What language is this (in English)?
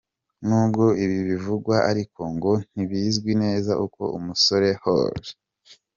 Kinyarwanda